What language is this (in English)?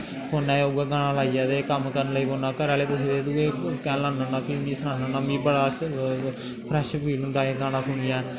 Dogri